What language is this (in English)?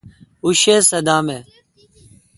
Kalkoti